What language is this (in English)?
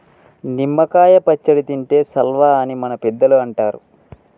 Telugu